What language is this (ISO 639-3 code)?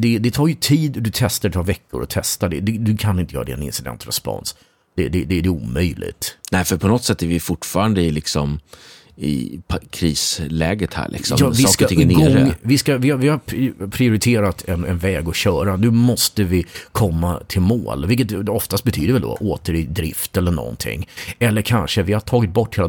swe